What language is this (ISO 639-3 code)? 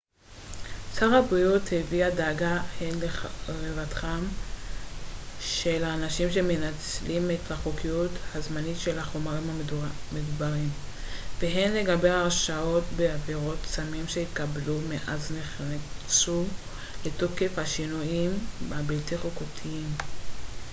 heb